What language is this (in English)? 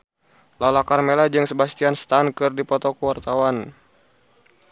Sundanese